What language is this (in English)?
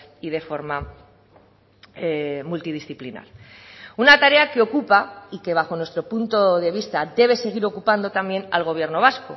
Spanish